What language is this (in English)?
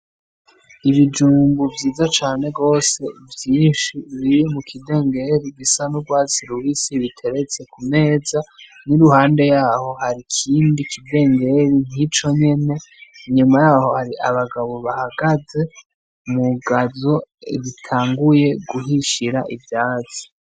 Rundi